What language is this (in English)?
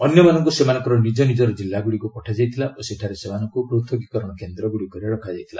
Odia